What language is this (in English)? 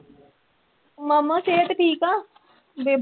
Punjabi